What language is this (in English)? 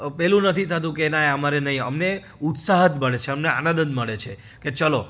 Gujarati